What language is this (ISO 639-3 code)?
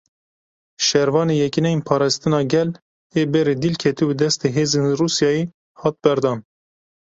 kur